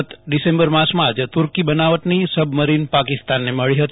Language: Gujarati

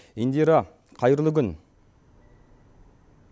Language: Kazakh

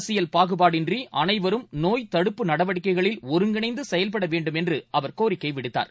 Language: Tamil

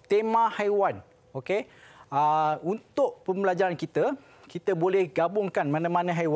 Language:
Malay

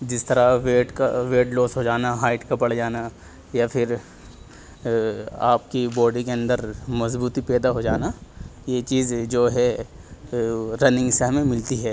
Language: Urdu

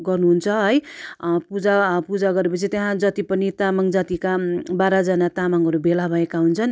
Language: Nepali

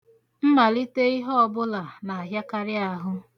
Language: Igbo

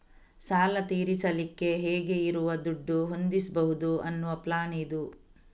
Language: Kannada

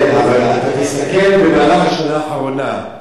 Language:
Hebrew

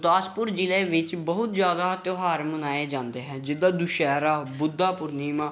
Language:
Punjabi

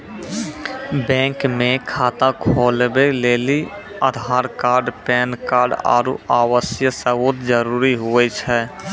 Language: Maithili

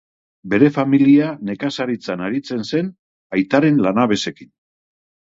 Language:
Basque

